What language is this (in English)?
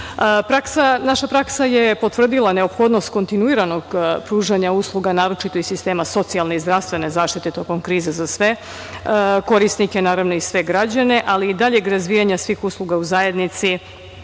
Serbian